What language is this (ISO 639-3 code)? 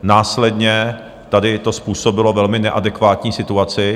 ces